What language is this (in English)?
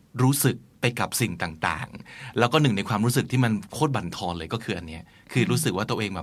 Thai